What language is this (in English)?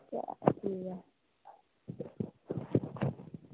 Dogri